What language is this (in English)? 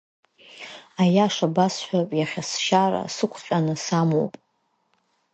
Abkhazian